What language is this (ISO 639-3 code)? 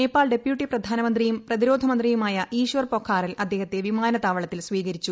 mal